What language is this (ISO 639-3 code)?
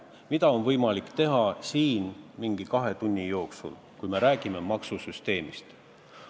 est